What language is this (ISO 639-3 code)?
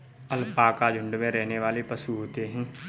hin